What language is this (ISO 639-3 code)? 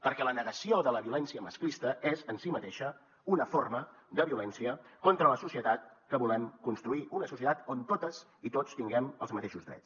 cat